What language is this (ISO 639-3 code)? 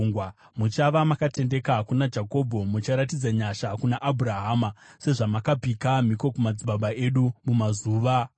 sna